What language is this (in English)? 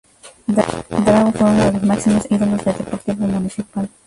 Spanish